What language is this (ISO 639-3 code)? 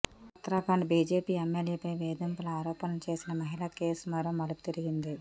tel